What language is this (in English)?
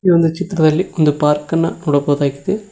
Kannada